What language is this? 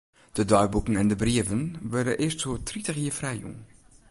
Western Frisian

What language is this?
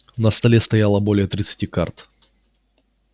Russian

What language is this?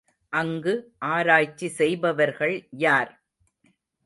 Tamil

